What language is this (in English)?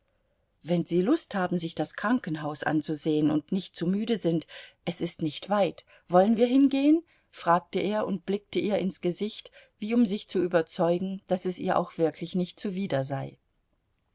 German